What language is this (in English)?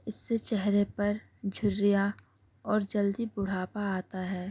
Urdu